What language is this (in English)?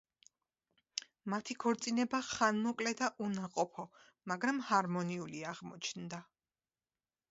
Georgian